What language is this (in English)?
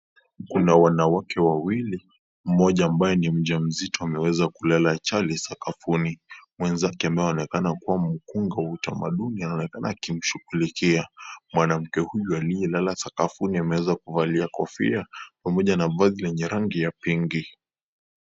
Swahili